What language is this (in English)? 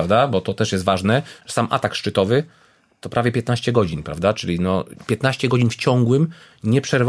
Polish